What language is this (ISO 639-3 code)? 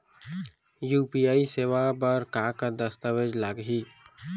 hne